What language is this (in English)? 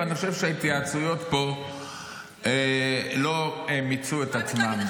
Hebrew